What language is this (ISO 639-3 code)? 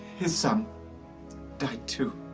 eng